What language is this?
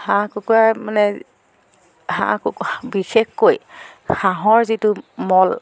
Assamese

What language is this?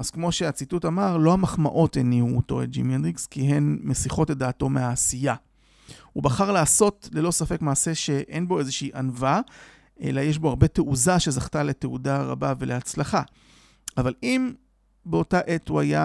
Hebrew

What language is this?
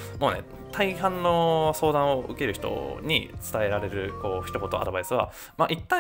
Japanese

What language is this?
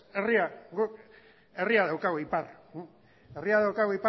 Basque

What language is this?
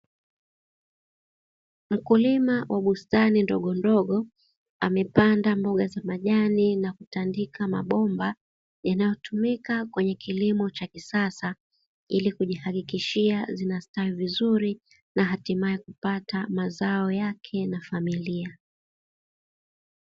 Swahili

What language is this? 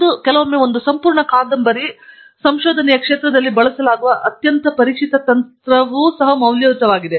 Kannada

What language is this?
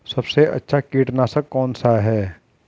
Hindi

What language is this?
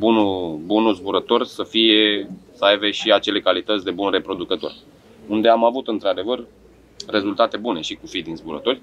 Romanian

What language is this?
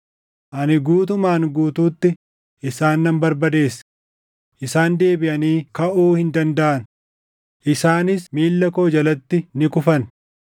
Oromo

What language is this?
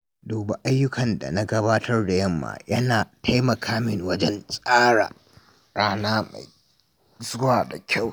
Hausa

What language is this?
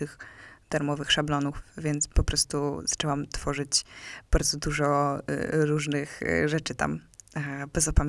Polish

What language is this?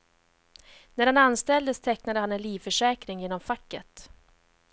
Swedish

